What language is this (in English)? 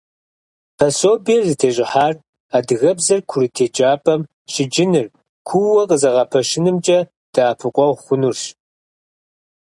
Kabardian